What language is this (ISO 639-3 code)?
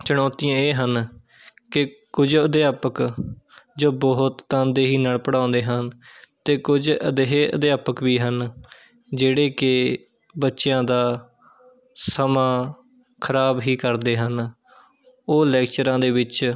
pan